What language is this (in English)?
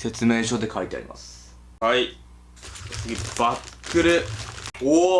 Japanese